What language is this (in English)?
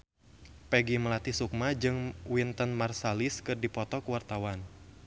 Sundanese